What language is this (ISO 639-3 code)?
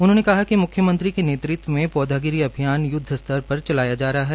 hin